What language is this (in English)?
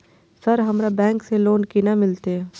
Maithili